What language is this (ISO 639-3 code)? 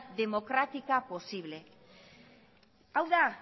eus